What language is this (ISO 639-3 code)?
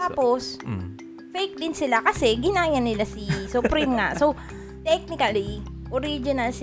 fil